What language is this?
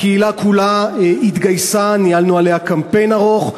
Hebrew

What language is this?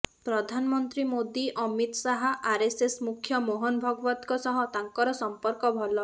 Odia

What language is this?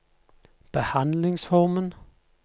Norwegian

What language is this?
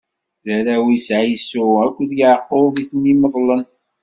Kabyle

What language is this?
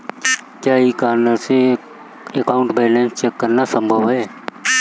Hindi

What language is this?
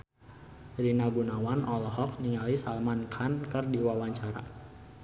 Sundanese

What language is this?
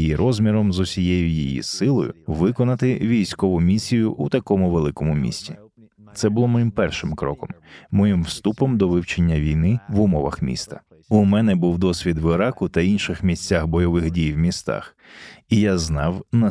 Ukrainian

